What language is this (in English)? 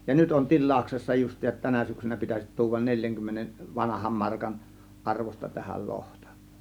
Finnish